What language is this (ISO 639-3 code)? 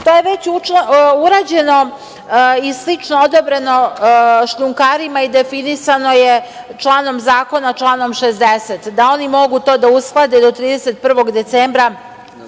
srp